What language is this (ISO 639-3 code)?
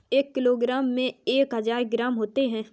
hin